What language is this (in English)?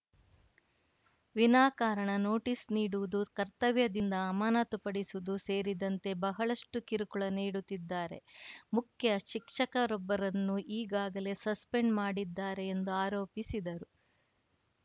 Kannada